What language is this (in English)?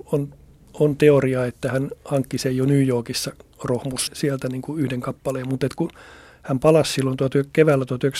Finnish